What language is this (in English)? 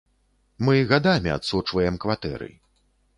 Belarusian